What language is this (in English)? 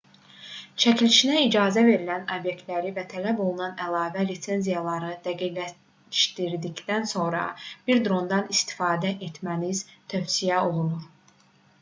Azerbaijani